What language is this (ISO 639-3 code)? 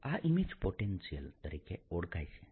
guj